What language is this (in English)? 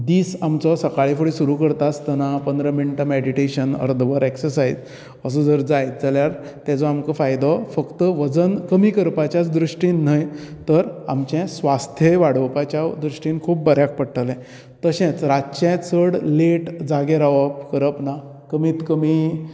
Konkani